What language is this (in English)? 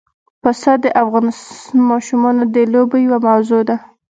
Pashto